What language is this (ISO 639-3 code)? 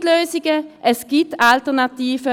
gsw